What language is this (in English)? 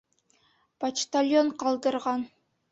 Bashkir